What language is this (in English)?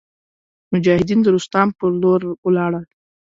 Pashto